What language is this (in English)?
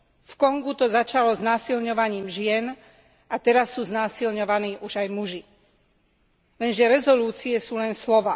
Slovak